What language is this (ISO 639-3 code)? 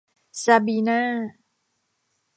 tha